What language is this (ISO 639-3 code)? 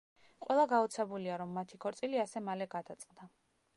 kat